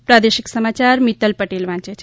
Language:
Gujarati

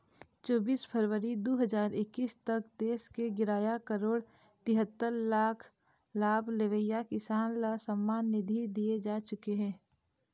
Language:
Chhattisgarhi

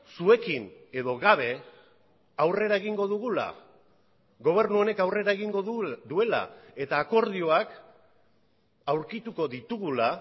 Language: Basque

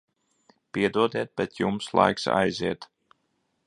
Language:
Latvian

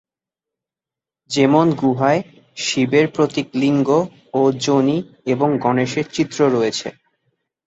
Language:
Bangla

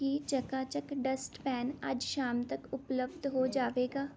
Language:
Punjabi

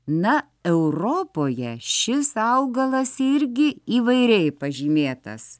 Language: Lithuanian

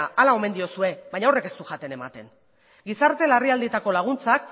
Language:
Basque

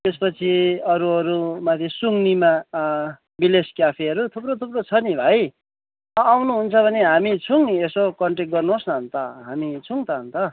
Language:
Nepali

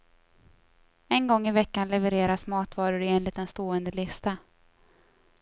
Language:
Swedish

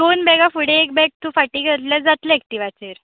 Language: Konkani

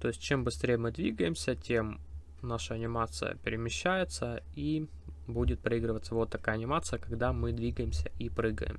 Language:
Russian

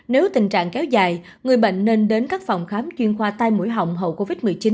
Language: Vietnamese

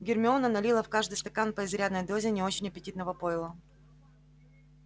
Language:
Russian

